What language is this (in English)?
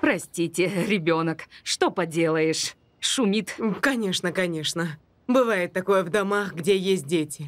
Russian